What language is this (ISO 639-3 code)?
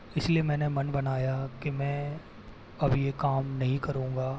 hin